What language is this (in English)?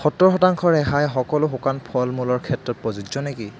Assamese